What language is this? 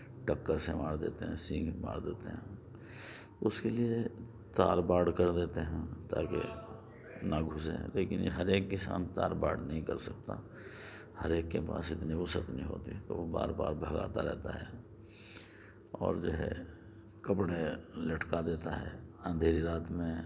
Urdu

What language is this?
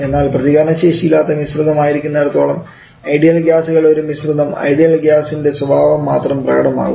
Malayalam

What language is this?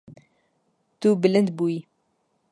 Kurdish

